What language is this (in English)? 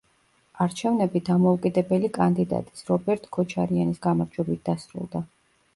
Georgian